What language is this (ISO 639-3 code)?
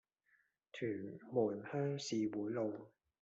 yue